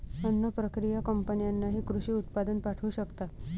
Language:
Marathi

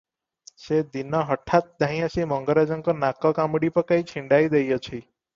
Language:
Odia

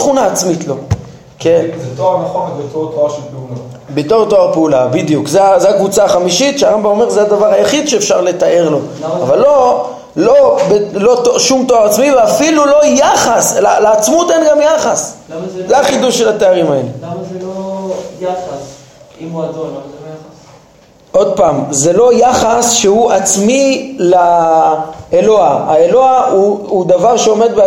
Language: Hebrew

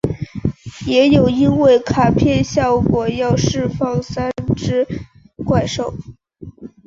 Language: Chinese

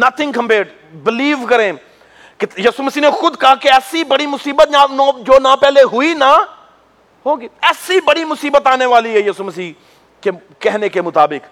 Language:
Urdu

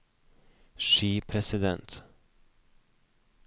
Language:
Norwegian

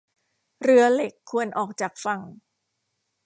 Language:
Thai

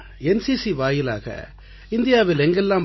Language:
Tamil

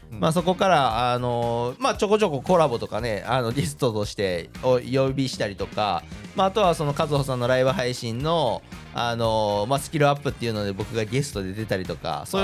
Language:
Japanese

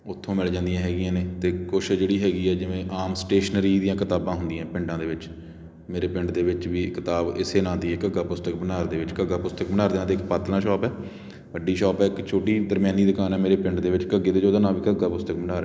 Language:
Punjabi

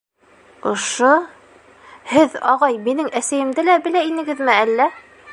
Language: Bashkir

